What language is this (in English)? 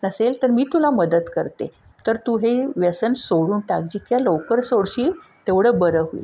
Marathi